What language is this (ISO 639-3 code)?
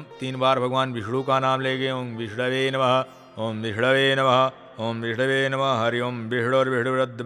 hin